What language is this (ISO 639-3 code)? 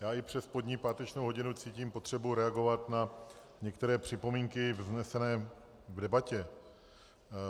ces